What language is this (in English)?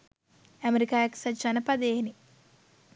Sinhala